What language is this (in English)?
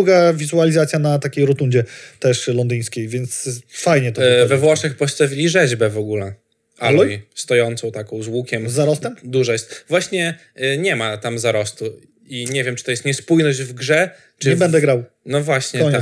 Polish